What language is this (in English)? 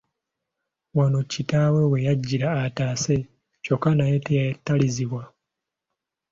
Ganda